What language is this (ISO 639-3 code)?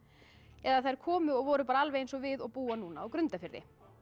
isl